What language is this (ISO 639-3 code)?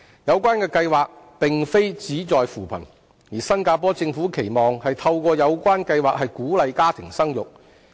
yue